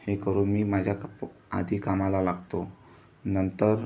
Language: Marathi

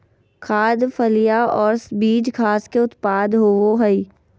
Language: Magahi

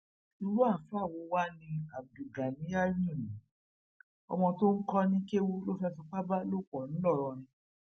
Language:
Yoruba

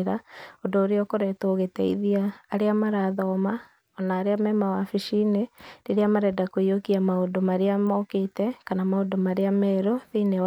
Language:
Kikuyu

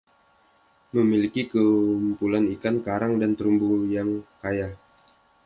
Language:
Indonesian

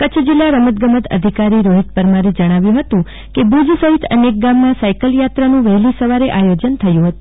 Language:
Gujarati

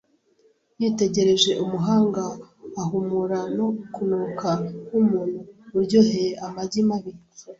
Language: Kinyarwanda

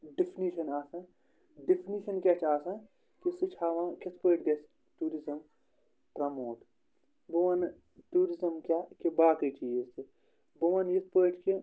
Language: Kashmiri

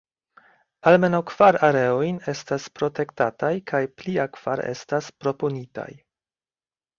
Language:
Esperanto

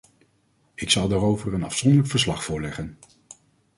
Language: Dutch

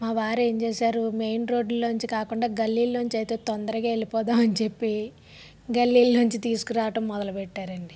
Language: Telugu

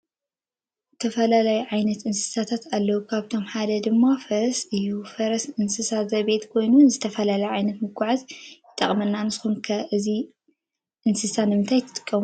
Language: Tigrinya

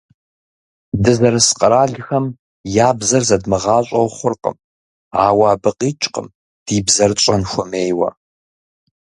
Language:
Kabardian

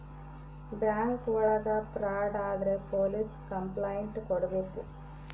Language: Kannada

